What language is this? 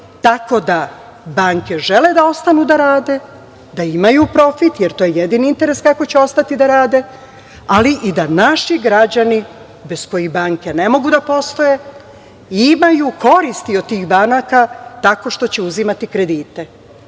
Serbian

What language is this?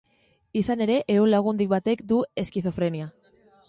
Basque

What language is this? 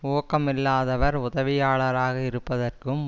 Tamil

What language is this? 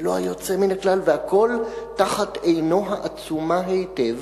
Hebrew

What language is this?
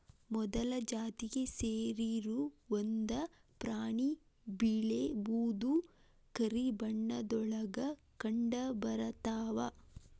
Kannada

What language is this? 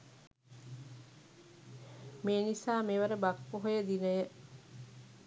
Sinhala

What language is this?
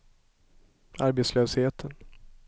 Swedish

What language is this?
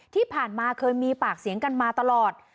Thai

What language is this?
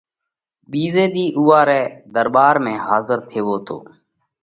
Parkari Koli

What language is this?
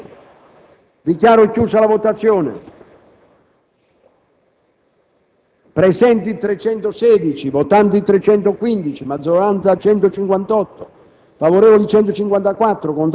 Italian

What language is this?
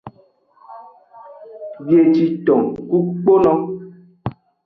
Aja (Benin)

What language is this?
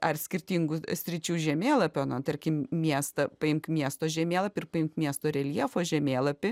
Lithuanian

